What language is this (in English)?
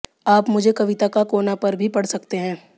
Hindi